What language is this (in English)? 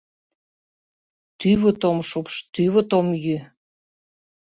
Mari